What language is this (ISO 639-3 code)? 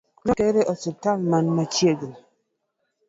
luo